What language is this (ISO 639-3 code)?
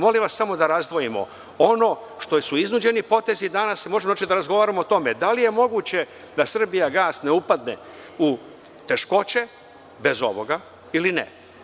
srp